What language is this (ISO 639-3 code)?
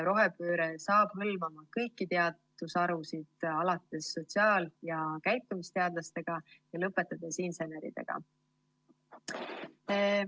est